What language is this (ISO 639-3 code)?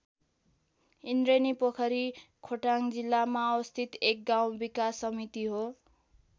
nep